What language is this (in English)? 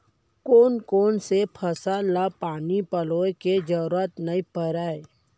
Chhattisgarhi